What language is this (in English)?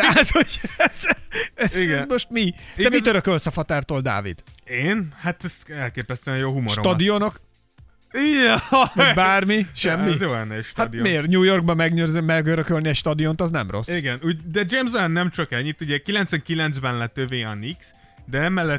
Hungarian